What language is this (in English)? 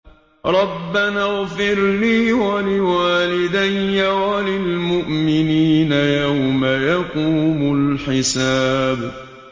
Arabic